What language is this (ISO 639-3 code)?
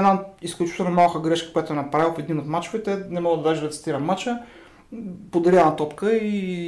bul